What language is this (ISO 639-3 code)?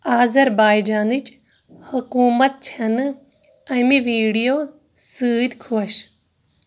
kas